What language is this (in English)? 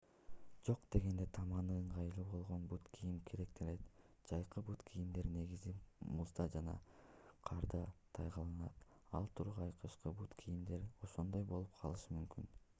Kyrgyz